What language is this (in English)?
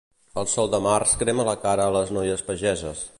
Catalan